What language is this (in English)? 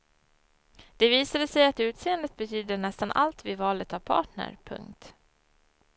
Swedish